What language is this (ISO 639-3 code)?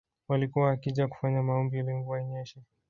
swa